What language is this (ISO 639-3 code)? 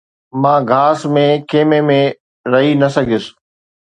snd